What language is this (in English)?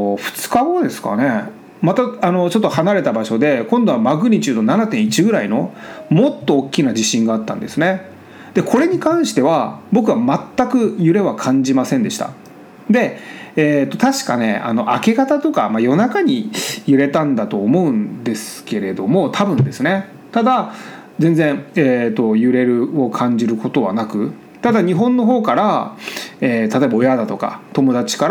Japanese